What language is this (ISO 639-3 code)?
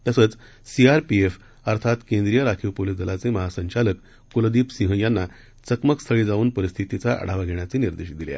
mar